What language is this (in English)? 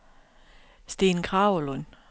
Danish